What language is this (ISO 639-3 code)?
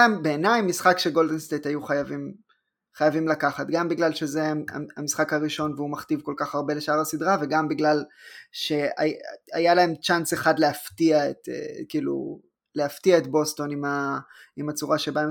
heb